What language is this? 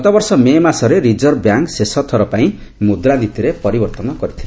Odia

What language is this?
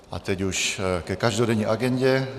Czech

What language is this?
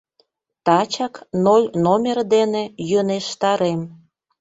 Mari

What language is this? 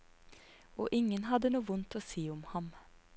Norwegian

